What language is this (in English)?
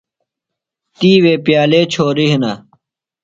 Phalura